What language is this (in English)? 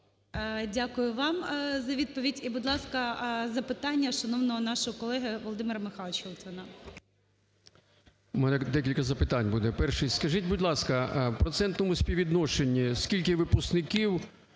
Ukrainian